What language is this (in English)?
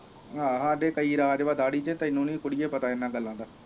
Punjabi